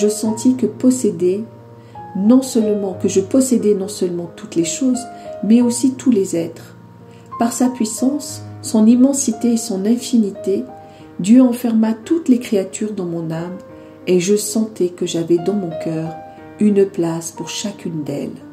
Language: French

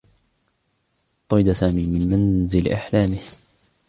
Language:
Arabic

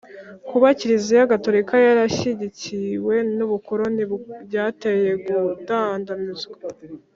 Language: Kinyarwanda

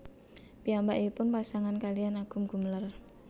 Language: Javanese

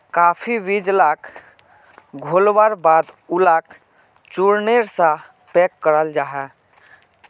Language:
Magahi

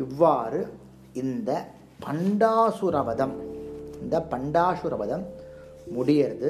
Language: Tamil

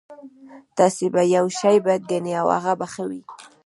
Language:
Pashto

